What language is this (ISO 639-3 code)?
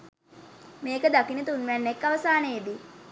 sin